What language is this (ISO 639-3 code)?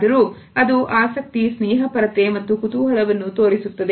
kan